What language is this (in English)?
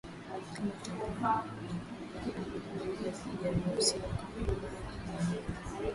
Swahili